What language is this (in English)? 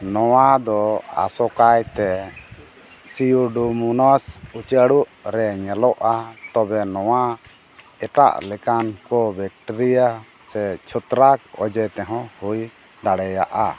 Santali